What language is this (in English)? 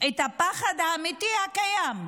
Hebrew